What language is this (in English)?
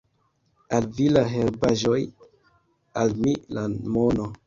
Esperanto